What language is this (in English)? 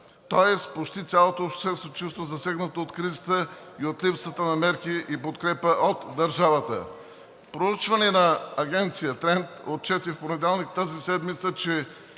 Bulgarian